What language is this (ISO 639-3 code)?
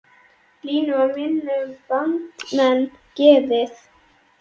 isl